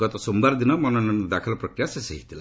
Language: Odia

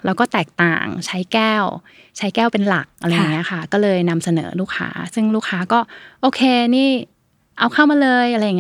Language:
Thai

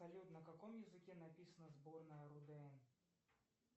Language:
Russian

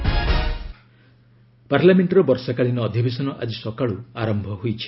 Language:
Odia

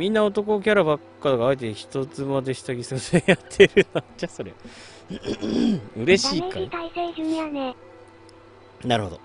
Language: Japanese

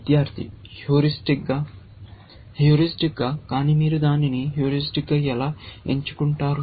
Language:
Telugu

